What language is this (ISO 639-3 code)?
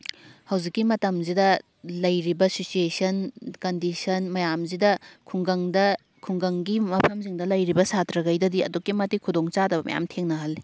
mni